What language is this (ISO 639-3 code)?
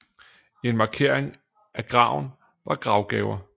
dan